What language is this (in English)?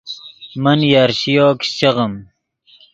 Yidgha